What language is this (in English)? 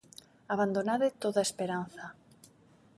Galician